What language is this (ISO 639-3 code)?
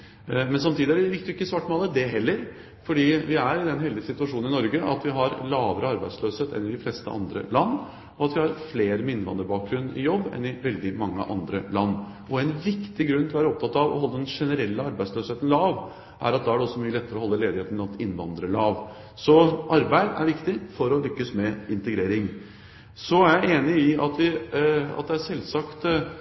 nob